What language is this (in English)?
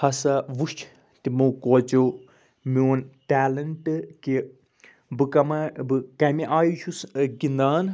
Kashmiri